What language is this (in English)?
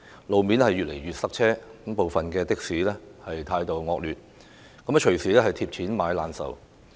Cantonese